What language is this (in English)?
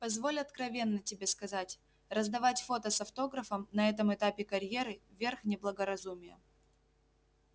Russian